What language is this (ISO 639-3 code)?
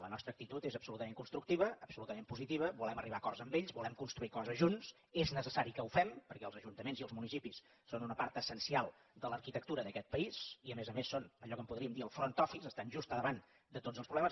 cat